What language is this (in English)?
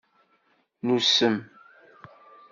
Kabyle